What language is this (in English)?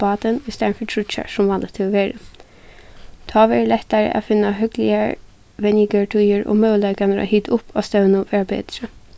Faroese